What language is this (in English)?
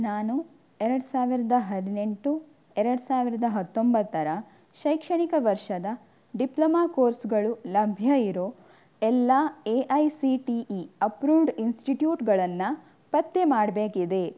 Kannada